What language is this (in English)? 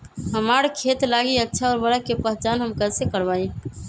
Magahi